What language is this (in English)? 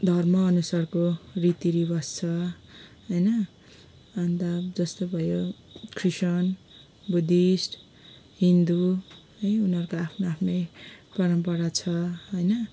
Nepali